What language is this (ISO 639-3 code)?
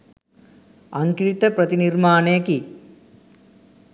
sin